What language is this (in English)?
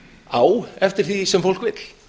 Icelandic